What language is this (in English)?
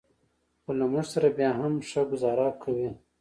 Pashto